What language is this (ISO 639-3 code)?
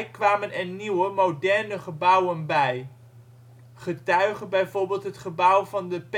nld